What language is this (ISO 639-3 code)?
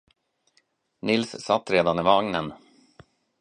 swe